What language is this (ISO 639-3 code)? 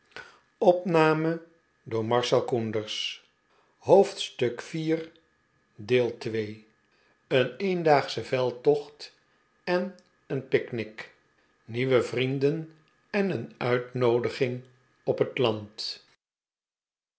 nld